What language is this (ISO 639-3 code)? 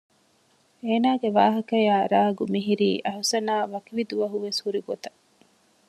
div